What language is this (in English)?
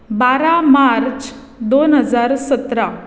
Konkani